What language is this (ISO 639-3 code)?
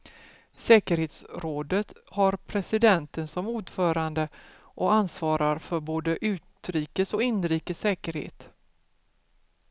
swe